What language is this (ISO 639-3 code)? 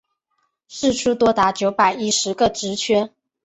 zho